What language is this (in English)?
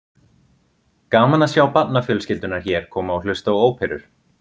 Icelandic